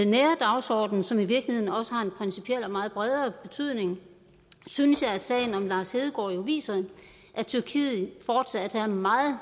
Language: Danish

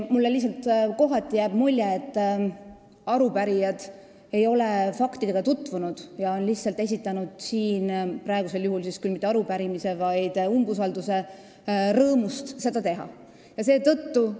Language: Estonian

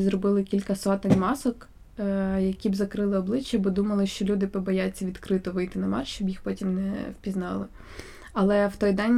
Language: Ukrainian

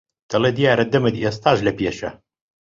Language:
Central Kurdish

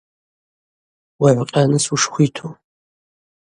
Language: Abaza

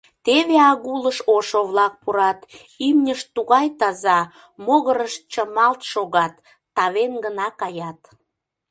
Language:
Mari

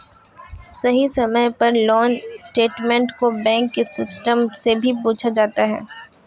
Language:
Magahi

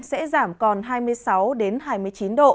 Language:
Vietnamese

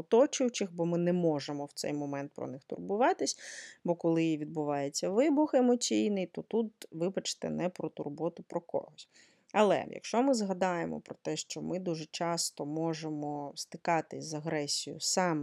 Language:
Ukrainian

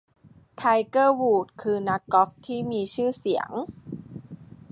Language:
Thai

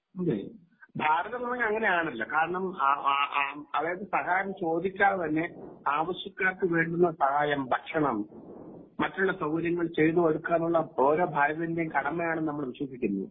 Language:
Malayalam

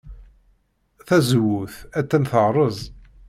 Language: Kabyle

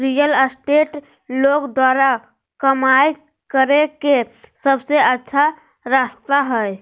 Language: Magahi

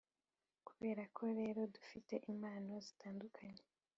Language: Kinyarwanda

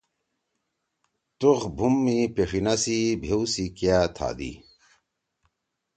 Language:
Torwali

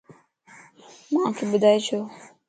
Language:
Lasi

